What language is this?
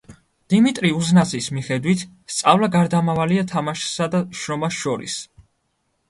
Georgian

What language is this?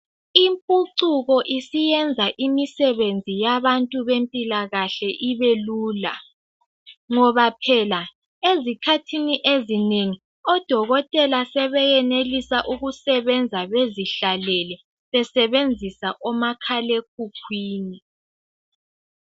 North Ndebele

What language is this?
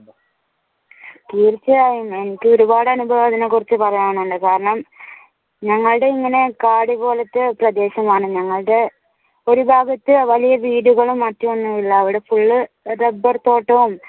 Malayalam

